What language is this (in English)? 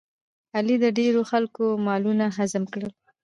Pashto